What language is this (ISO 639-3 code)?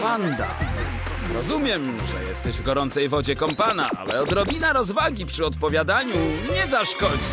pol